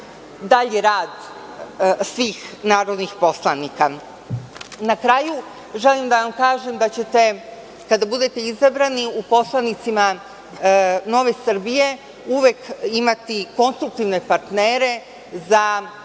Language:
Serbian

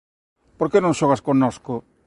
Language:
Galician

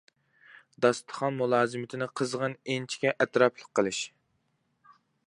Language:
Uyghur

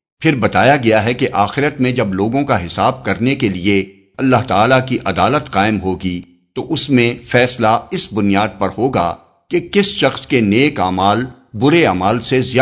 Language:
Urdu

